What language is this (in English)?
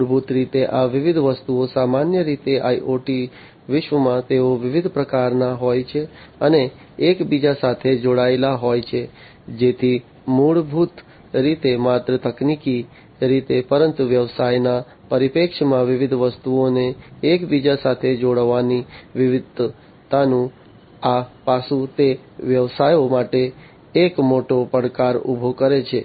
Gujarati